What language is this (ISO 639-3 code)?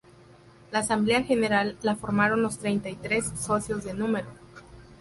spa